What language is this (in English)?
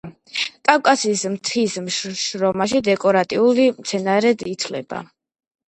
Georgian